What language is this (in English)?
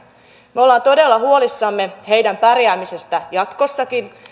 Finnish